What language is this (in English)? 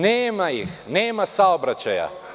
Serbian